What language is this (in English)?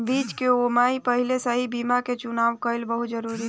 Bhojpuri